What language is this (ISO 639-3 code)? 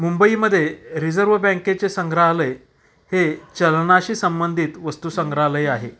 mar